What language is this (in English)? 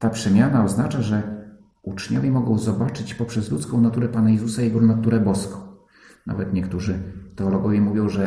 Polish